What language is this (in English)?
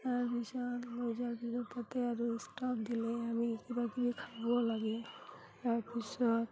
Assamese